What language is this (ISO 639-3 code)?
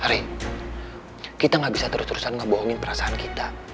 ind